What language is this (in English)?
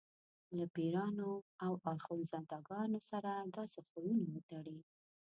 Pashto